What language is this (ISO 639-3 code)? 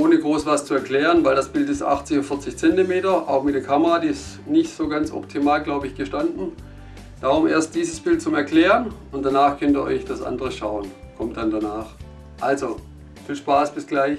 deu